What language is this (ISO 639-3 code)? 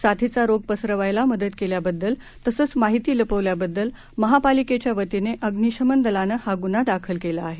mar